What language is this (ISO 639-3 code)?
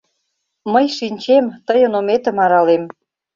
chm